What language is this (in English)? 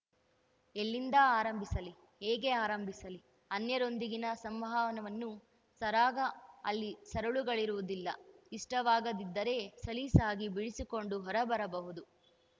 Kannada